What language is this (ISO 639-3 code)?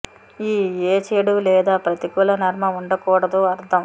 tel